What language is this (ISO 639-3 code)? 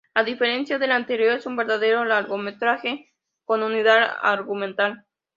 spa